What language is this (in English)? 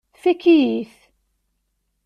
Kabyle